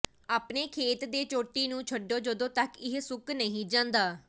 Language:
Punjabi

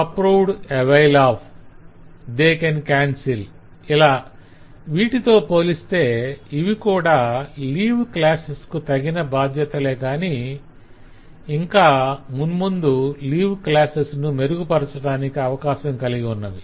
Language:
Telugu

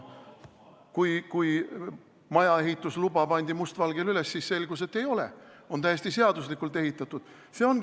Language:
Estonian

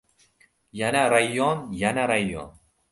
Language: Uzbek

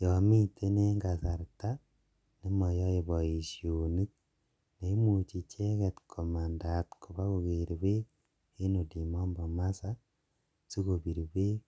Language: Kalenjin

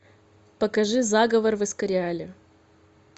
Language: Russian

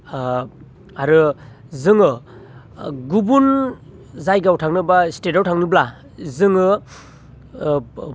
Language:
Bodo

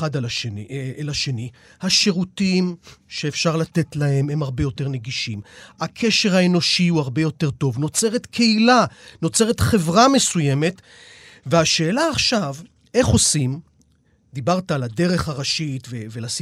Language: Hebrew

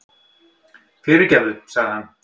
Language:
Icelandic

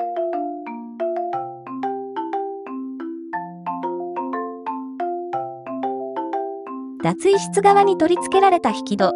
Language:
Japanese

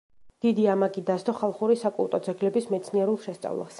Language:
Georgian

